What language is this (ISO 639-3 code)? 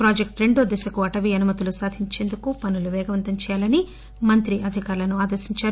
tel